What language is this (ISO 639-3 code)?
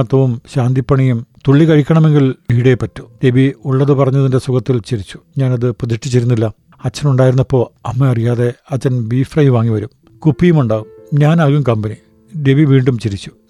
mal